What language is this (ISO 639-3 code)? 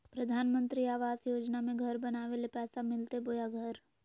mag